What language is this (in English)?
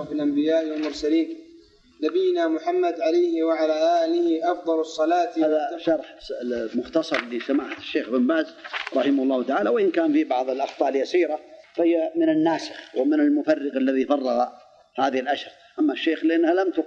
Arabic